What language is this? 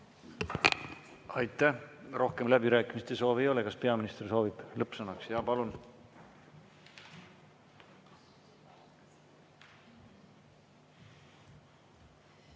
Estonian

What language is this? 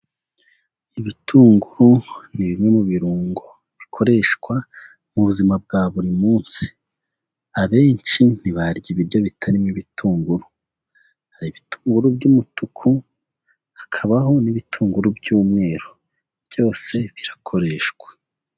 Kinyarwanda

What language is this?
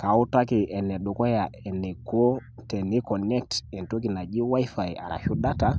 Masai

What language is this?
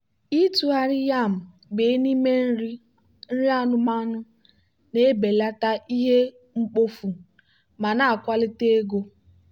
Igbo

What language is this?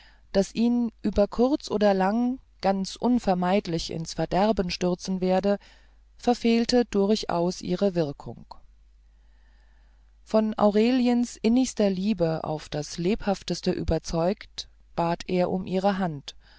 German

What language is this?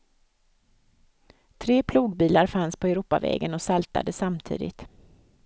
Swedish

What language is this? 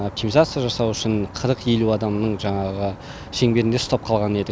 Kazakh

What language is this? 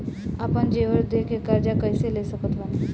Bhojpuri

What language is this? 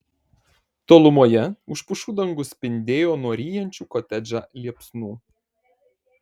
Lithuanian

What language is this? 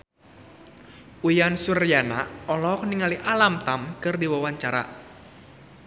Sundanese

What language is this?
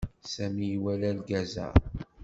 Kabyle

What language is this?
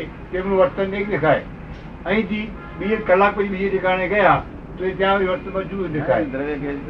Gujarati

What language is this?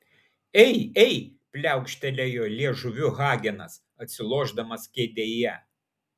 Lithuanian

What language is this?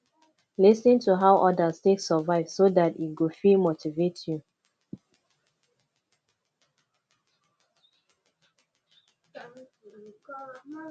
Nigerian Pidgin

